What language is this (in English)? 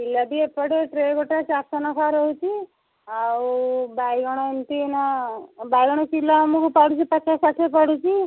Odia